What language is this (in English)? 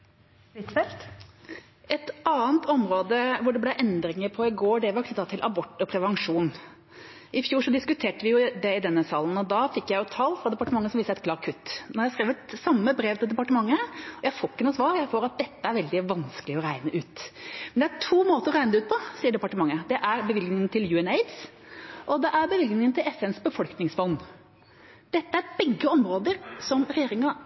Norwegian